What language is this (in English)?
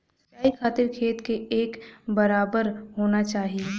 Bhojpuri